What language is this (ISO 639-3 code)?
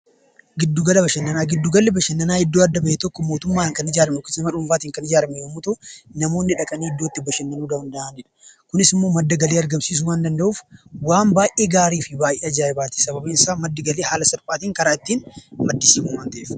orm